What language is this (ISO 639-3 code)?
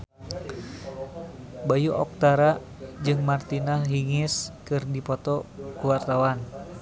sun